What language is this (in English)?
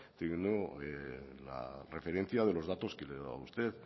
Spanish